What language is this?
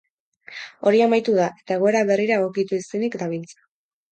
Basque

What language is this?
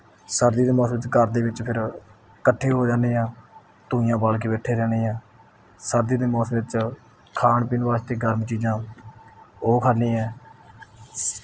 Punjabi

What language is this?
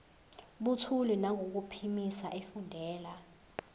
Zulu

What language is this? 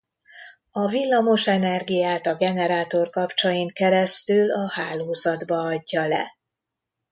Hungarian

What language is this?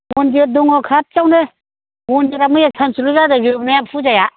Bodo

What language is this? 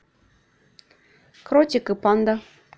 Russian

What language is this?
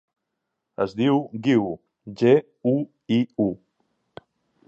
Catalan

